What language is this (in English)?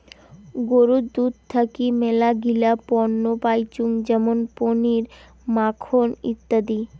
Bangla